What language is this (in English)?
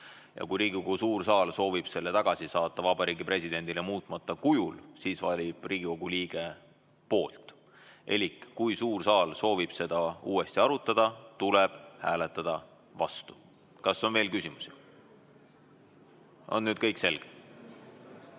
Estonian